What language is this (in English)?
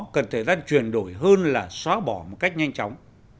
Vietnamese